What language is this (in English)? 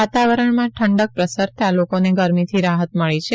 Gujarati